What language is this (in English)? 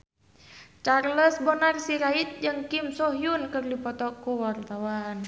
Sundanese